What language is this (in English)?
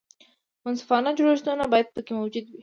Pashto